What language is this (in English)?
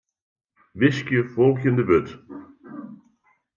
Western Frisian